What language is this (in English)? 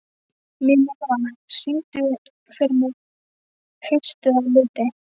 Icelandic